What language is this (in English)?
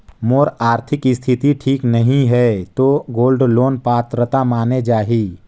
Chhattisgarhi